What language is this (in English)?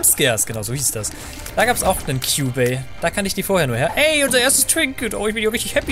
German